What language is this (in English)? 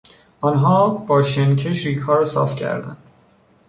Persian